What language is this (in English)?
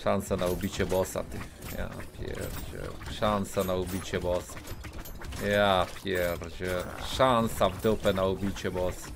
Polish